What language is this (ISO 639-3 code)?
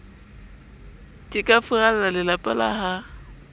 sot